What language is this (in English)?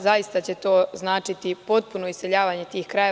Serbian